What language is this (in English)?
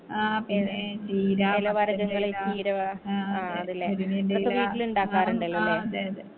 Malayalam